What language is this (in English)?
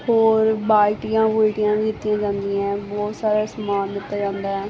Punjabi